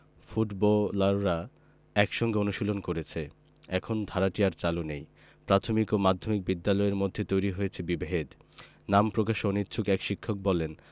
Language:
Bangla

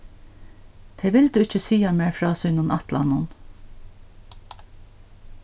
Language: Faroese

